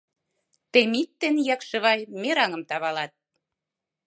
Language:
Mari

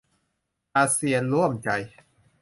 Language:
Thai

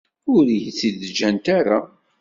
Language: Kabyle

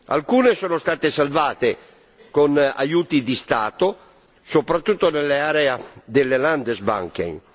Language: Italian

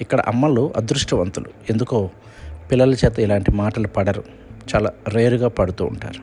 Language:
Telugu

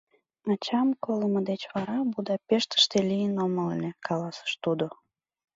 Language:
Mari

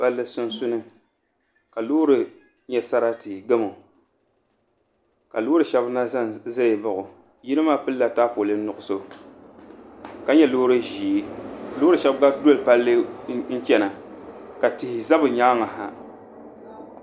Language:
Dagbani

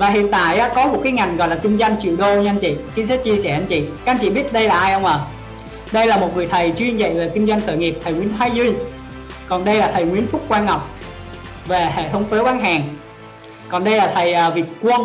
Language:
Vietnamese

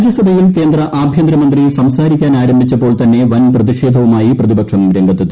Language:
Malayalam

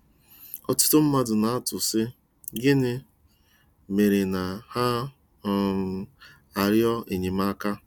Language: Igbo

